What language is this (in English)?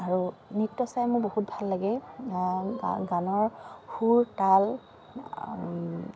Assamese